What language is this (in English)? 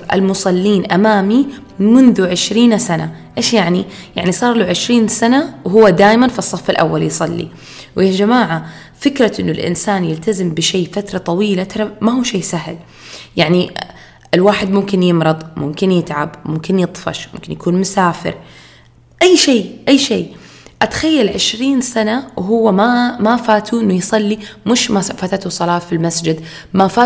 Arabic